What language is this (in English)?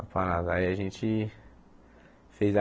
Portuguese